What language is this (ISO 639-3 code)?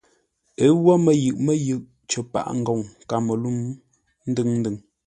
nla